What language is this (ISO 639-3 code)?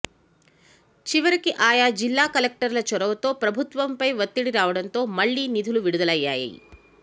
tel